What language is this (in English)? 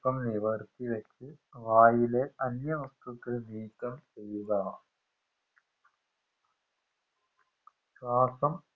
Malayalam